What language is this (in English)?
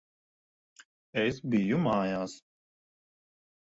Latvian